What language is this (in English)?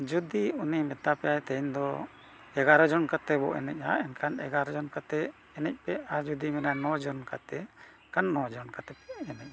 Santali